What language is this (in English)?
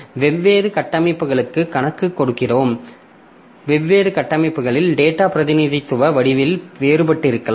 Tamil